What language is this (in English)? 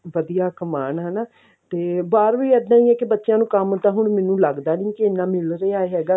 Punjabi